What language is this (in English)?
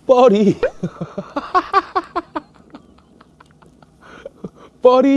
Korean